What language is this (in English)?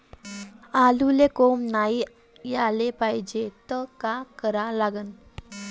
Marathi